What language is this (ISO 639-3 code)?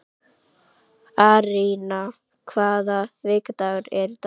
isl